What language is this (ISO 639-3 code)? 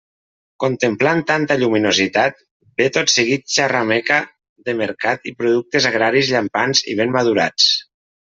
cat